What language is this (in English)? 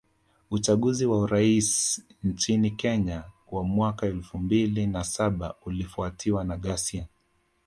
Swahili